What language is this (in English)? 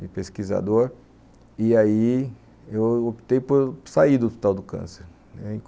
Portuguese